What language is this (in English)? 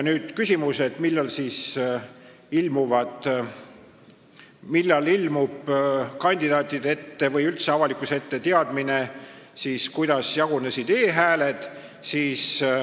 Estonian